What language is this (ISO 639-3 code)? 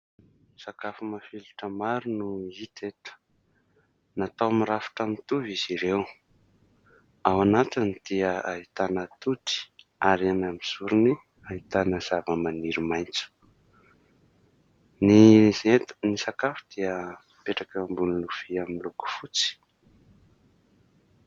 mlg